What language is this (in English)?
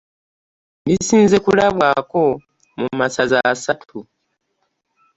Ganda